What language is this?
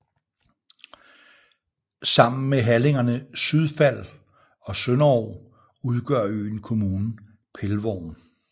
Danish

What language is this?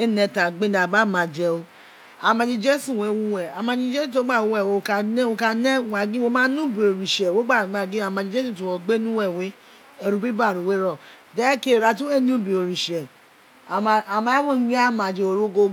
Isekiri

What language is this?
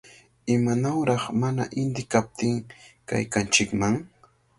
Cajatambo North Lima Quechua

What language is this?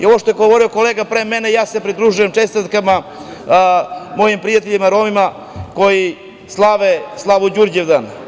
Serbian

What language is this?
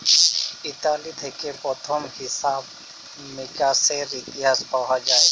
Bangla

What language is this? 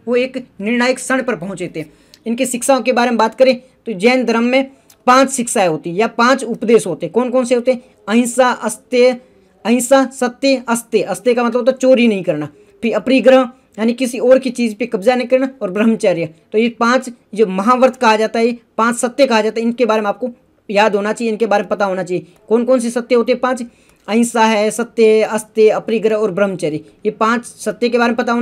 Hindi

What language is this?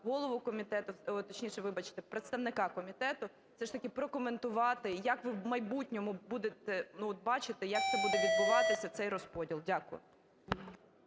Ukrainian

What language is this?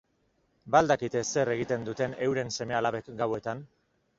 Basque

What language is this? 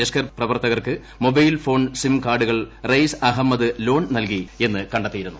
Malayalam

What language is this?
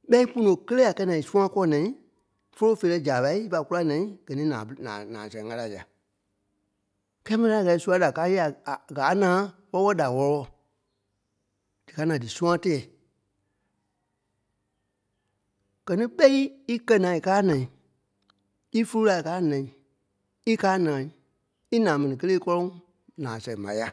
Kpelle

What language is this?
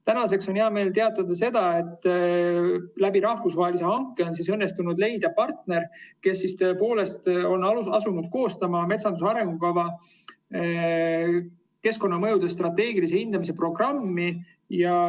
Estonian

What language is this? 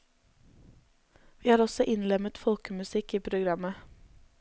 Norwegian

